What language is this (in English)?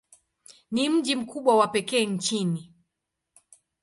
Swahili